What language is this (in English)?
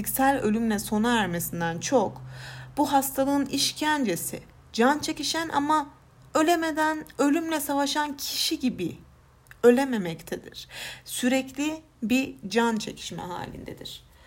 Turkish